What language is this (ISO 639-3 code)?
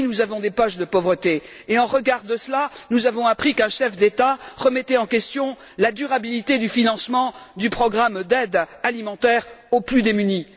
fra